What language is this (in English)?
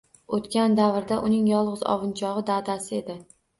Uzbek